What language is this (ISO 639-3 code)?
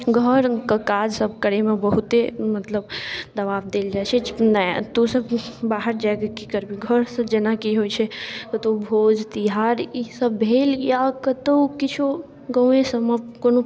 mai